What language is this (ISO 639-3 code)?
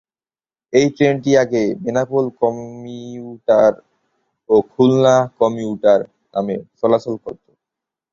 ben